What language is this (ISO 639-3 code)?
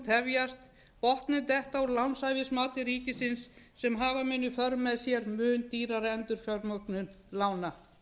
isl